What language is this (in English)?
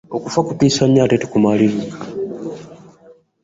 Ganda